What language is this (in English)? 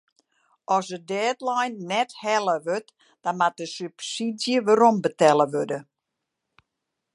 Western Frisian